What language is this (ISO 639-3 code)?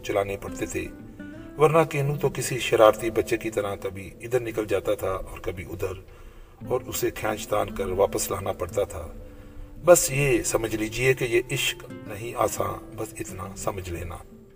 urd